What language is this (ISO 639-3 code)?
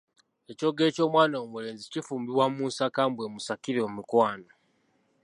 lug